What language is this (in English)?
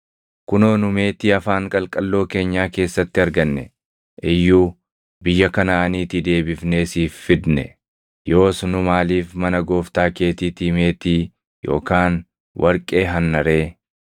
Oromo